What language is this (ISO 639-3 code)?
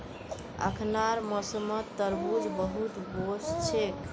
mag